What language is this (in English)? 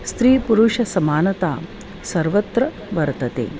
Sanskrit